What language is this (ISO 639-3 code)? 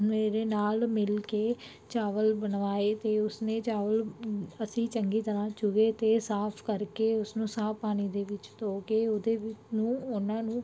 pan